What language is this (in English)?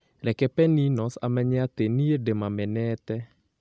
Kikuyu